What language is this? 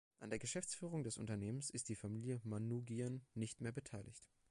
German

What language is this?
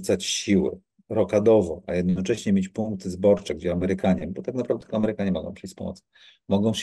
Polish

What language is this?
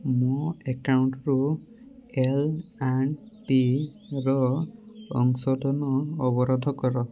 Odia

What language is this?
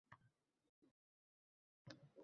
Uzbek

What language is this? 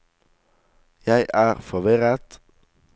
Norwegian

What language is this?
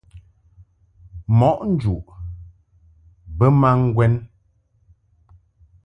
Mungaka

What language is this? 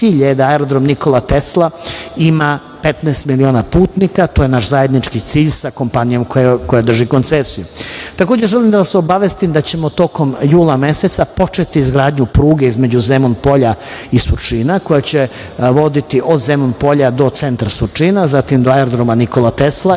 Serbian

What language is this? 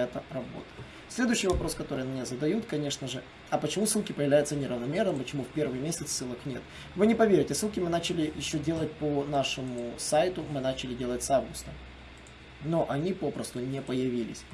Russian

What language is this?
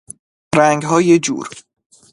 Persian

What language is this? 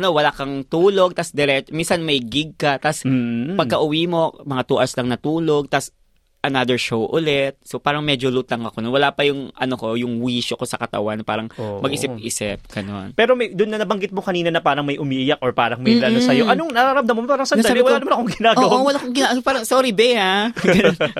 Filipino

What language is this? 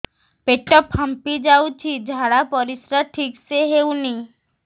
Odia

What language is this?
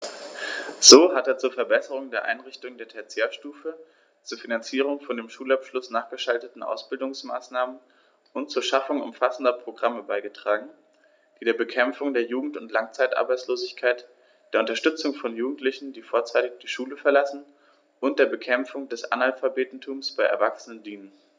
German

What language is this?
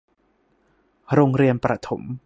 Thai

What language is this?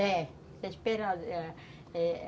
Portuguese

